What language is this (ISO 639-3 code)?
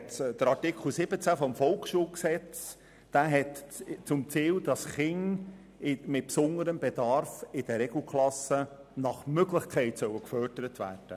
gsw